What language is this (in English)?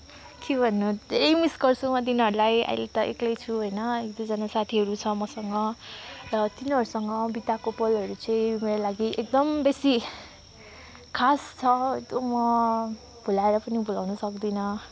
Nepali